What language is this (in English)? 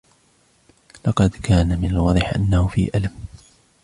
Arabic